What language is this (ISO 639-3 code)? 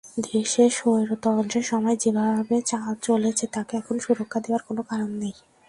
ben